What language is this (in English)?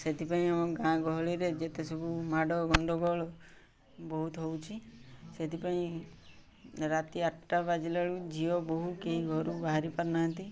Odia